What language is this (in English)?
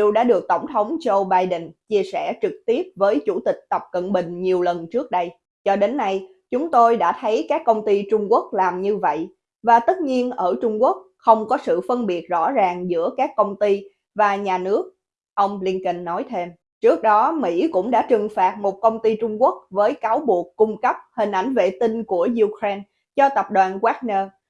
Vietnamese